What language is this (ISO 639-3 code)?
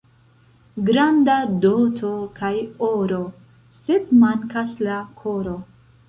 epo